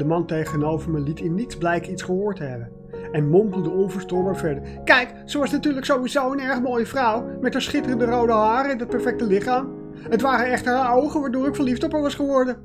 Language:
Dutch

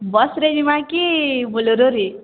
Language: Odia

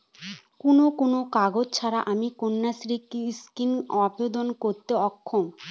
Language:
Bangla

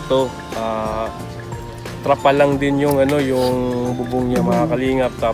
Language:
Filipino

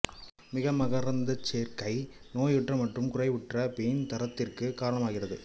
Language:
Tamil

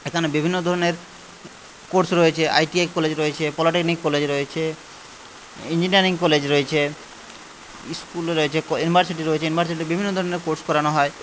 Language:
Bangla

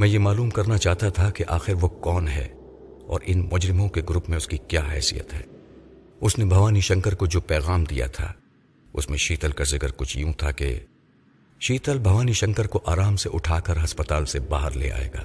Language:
Urdu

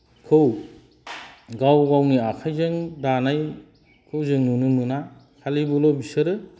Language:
Bodo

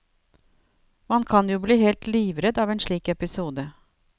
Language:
Norwegian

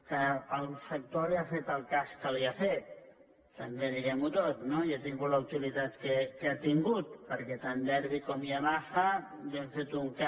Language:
Catalan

